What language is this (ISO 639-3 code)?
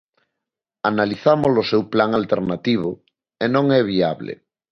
glg